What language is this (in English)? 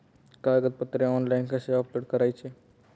Marathi